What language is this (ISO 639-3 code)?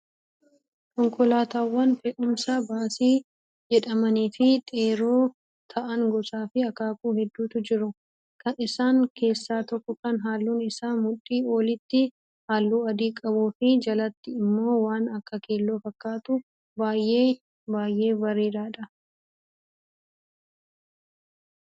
orm